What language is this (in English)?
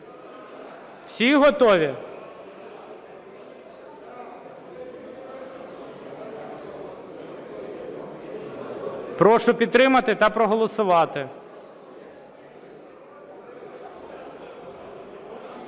Ukrainian